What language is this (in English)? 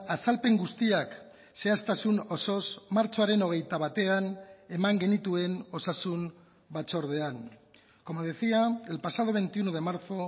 Basque